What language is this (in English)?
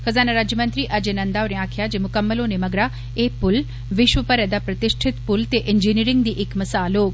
Dogri